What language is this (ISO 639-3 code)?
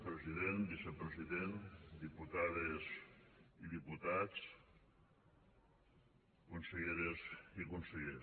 cat